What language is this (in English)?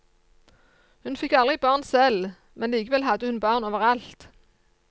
Norwegian